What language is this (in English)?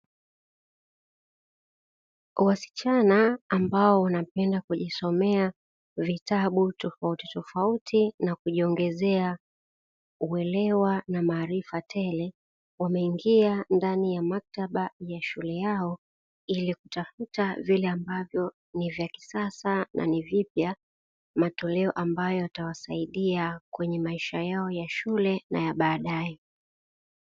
Swahili